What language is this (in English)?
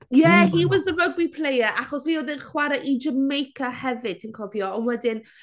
Welsh